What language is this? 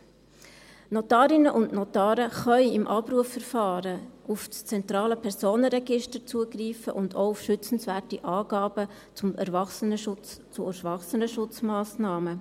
Swiss German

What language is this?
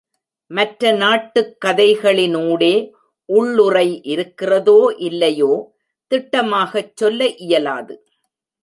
Tamil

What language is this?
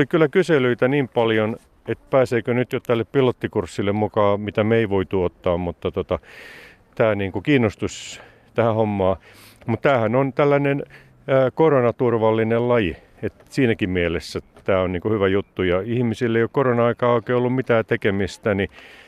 Finnish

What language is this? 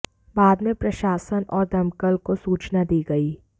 Hindi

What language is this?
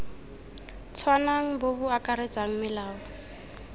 Tswana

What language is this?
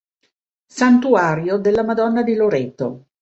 Italian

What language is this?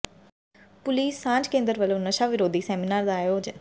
Punjabi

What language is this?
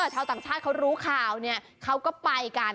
Thai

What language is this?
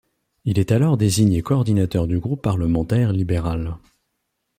French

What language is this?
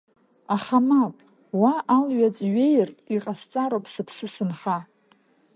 Abkhazian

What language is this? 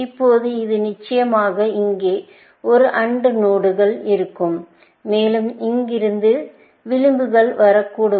Tamil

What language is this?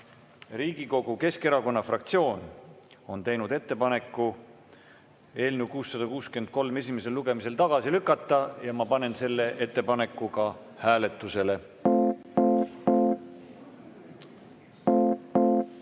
Estonian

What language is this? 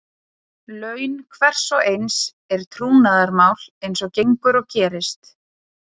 Icelandic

